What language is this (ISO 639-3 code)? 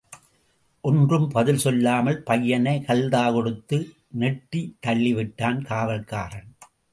tam